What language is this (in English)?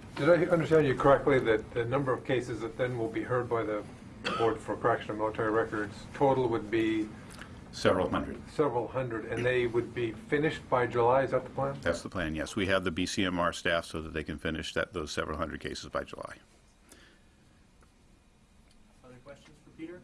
English